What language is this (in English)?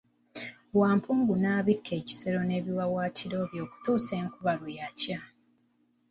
Ganda